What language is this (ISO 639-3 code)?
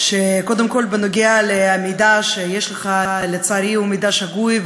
heb